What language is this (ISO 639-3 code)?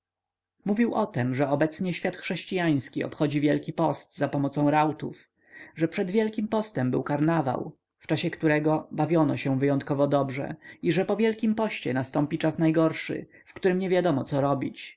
pol